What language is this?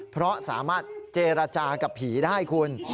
Thai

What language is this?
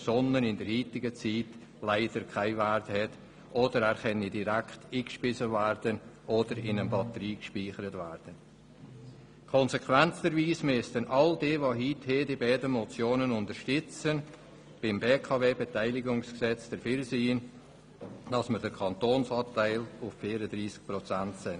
Swiss German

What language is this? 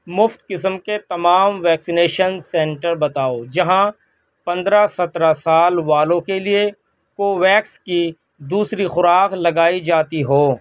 Urdu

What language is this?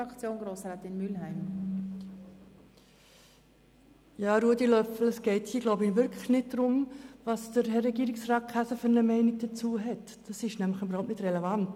Swiss German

